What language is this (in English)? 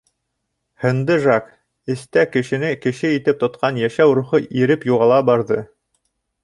Bashkir